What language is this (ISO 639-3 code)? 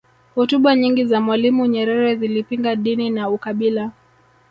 swa